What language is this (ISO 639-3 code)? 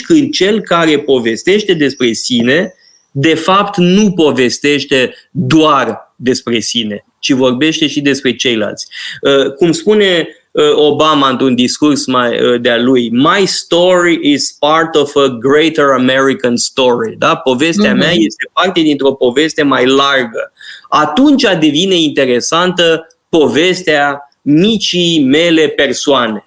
ron